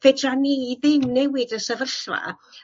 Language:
Welsh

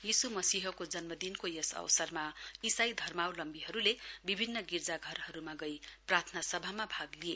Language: Nepali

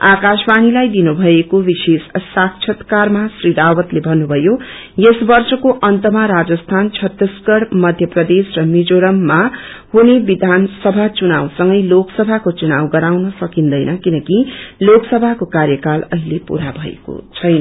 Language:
Nepali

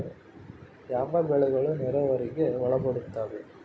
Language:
Kannada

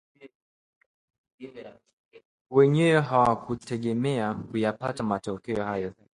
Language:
Swahili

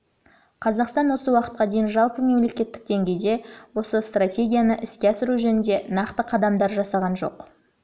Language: Kazakh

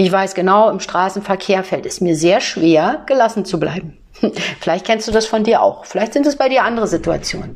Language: German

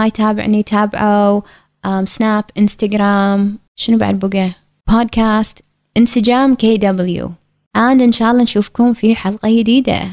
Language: Arabic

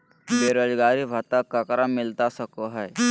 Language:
Magahi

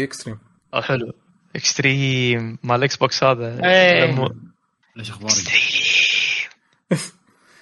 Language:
Arabic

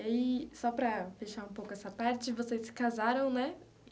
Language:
Portuguese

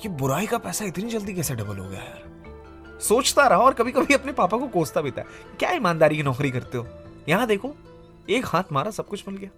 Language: Hindi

